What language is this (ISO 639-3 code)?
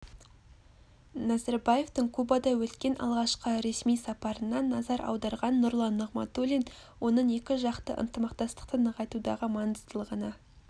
kaz